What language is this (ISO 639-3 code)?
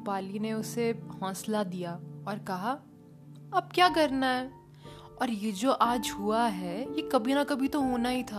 hin